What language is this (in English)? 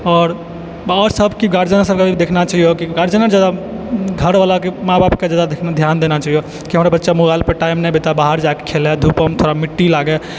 Maithili